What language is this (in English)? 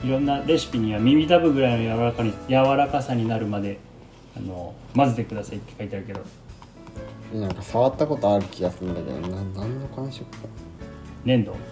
Japanese